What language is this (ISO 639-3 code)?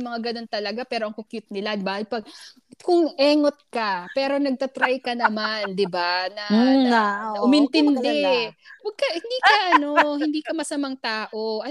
fil